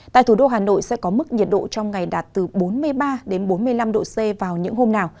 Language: Vietnamese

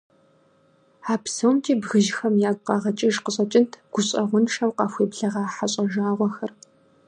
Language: Kabardian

